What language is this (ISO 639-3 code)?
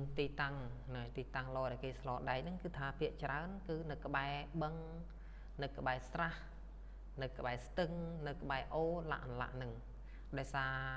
tha